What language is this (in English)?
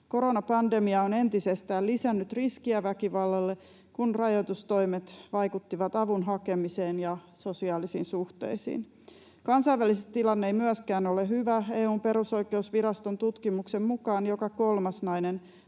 Finnish